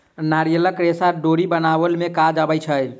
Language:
Maithili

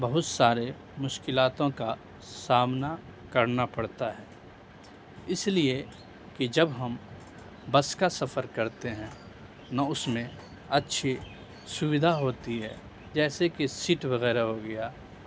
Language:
Urdu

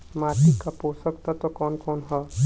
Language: Bhojpuri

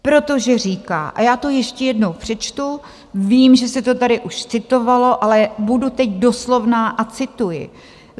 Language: Czech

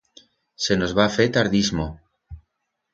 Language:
Aragonese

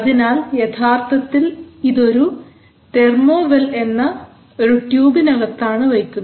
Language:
Malayalam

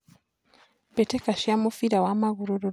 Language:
Kikuyu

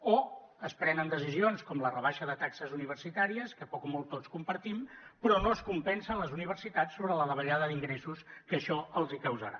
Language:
Catalan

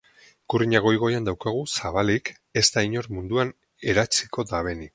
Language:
Basque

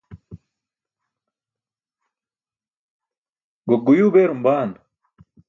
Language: Burushaski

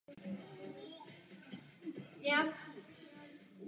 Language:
Czech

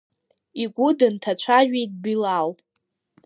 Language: Abkhazian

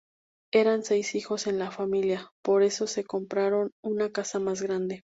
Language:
Spanish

